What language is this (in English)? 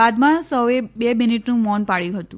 Gujarati